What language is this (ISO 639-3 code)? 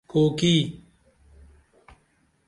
dml